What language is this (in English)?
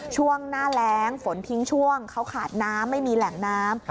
Thai